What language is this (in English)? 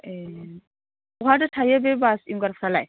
Bodo